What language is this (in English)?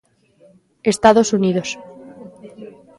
Galician